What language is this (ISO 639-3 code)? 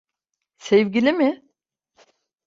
tur